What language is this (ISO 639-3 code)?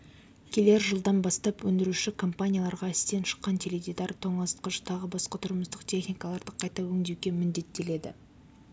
kaz